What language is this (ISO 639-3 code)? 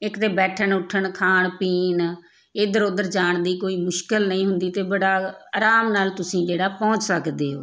pan